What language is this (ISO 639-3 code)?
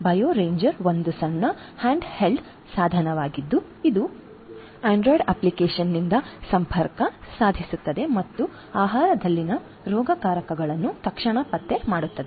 kan